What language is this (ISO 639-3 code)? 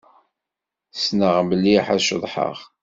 kab